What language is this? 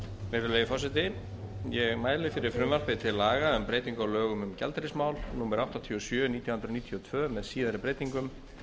Icelandic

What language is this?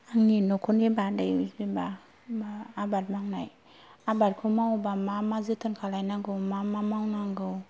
Bodo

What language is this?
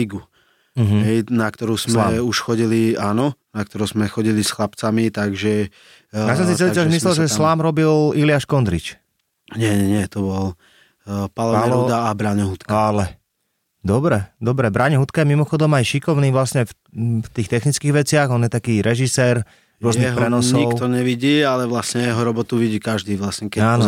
Slovak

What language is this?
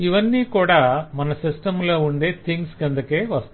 Telugu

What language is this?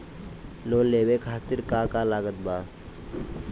Bhojpuri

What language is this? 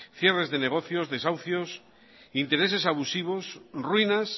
Spanish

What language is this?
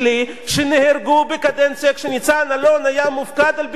Hebrew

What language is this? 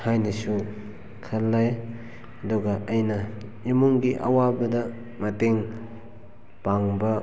Manipuri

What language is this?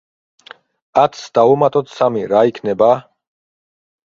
Georgian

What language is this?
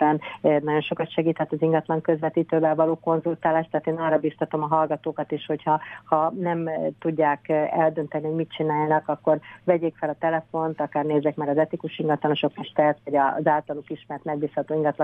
Hungarian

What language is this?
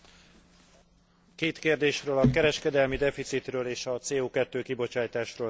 Hungarian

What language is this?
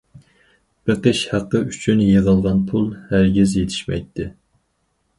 Uyghur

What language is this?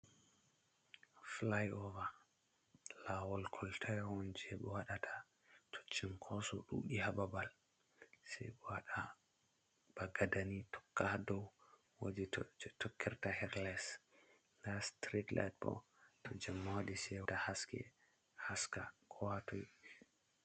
Fula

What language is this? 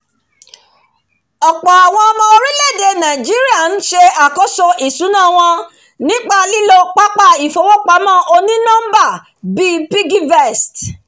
Yoruba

